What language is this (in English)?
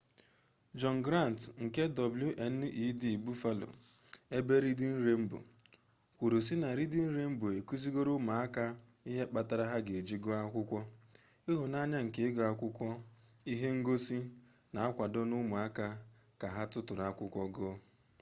Igbo